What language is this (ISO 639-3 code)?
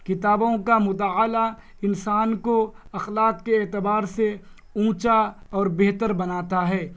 urd